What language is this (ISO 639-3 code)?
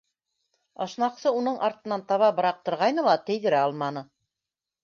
bak